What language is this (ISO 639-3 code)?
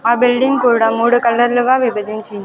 tel